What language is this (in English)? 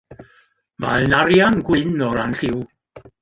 Welsh